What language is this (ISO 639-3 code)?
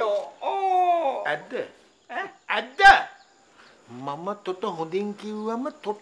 ind